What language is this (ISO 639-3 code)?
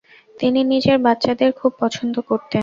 ben